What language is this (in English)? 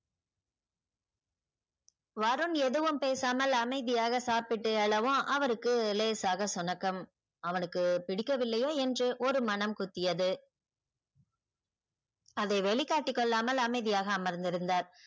Tamil